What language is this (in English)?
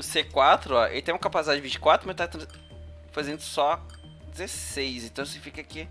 Portuguese